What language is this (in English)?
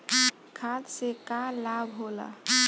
Bhojpuri